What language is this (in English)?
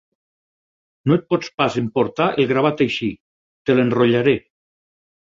Catalan